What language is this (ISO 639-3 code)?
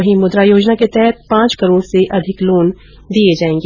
hin